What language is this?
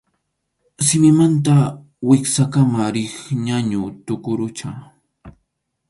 Arequipa-La Unión Quechua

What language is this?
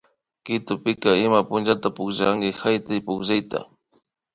Imbabura Highland Quichua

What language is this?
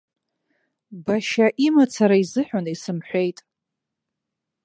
Abkhazian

